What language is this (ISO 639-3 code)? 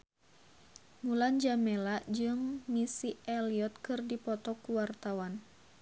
sun